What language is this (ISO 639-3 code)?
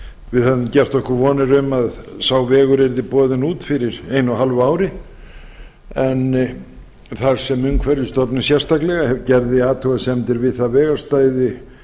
isl